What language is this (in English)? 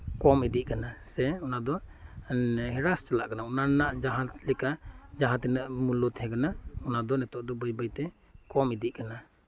Santali